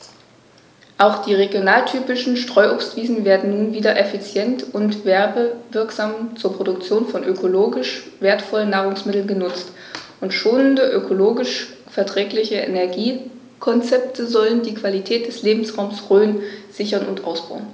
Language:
German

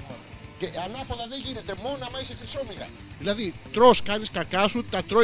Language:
Greek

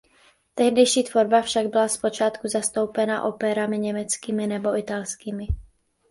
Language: Czech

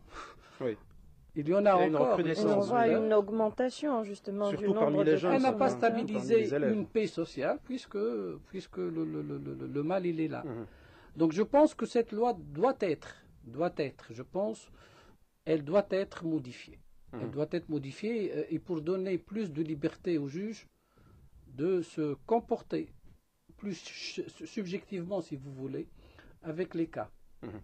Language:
French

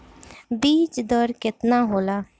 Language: Bhojpuri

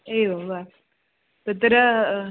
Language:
Sanskrit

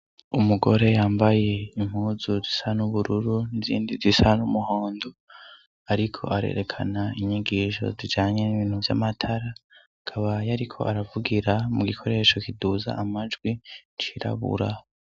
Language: Rundi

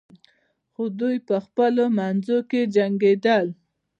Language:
Pashto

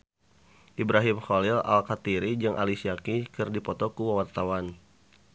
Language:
Sundanese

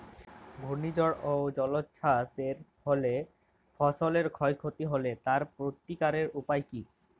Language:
Bangla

